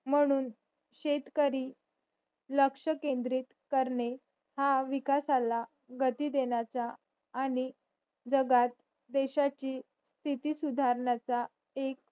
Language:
Marathi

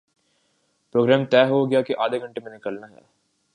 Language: Urdu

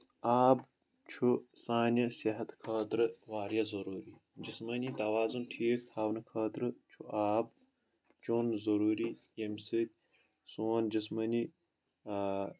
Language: Kashmiri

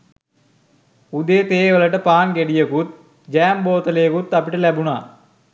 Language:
Sinhala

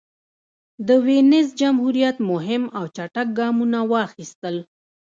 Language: Pashto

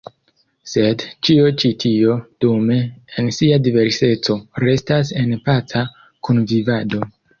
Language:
Esperanto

